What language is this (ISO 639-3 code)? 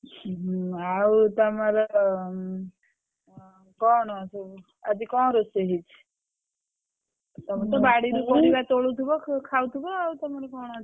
ori